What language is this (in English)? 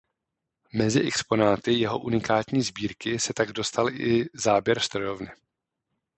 Czech